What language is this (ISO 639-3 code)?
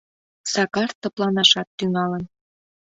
chm